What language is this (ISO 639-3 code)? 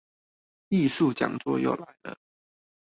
zho